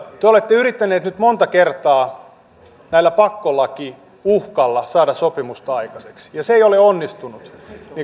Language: Finnish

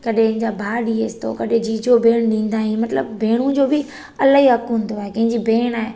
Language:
Sindhi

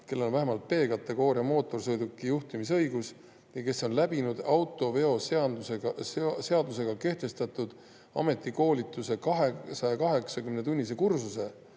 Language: Estonian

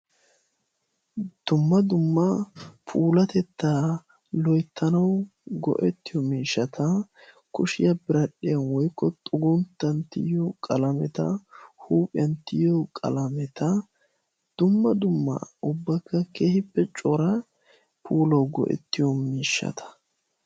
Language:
Wolaytta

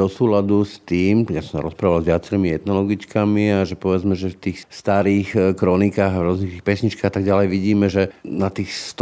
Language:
Slovak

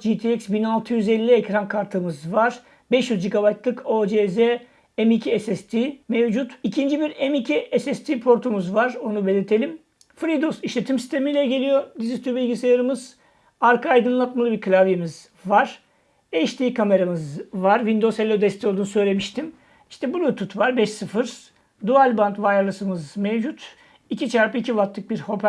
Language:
Turkish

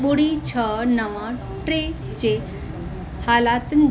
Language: Sindhi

